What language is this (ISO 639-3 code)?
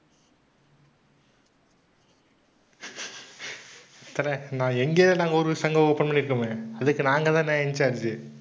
tam